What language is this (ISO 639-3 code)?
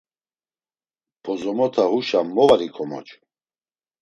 lzz